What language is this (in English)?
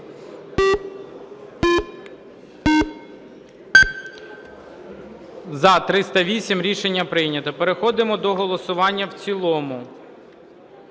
Ukrainian